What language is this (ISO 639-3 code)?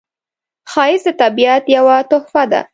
pus